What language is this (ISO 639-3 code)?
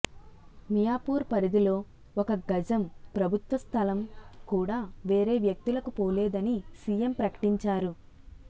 tel